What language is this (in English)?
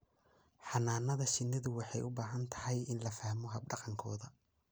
Somali